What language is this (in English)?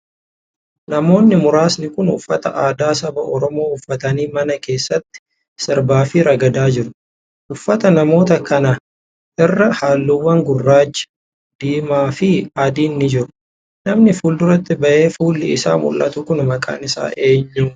Oromo